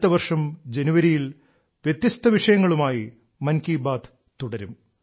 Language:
Malayalam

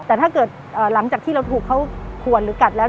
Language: Thai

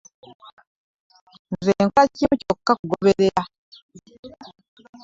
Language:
Ganda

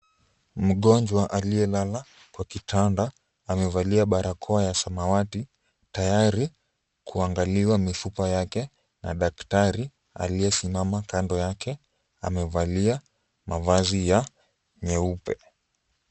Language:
Swahili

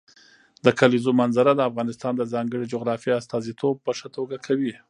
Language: Pashto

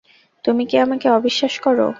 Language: Bangla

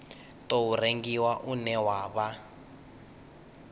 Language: Venda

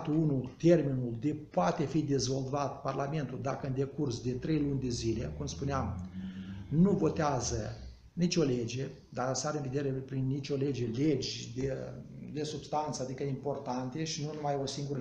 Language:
Romanian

